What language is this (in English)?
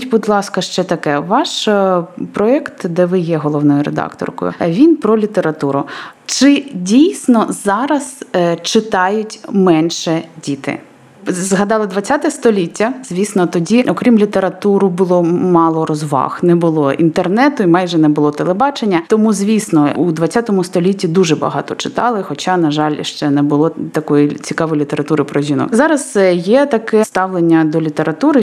Ukrainian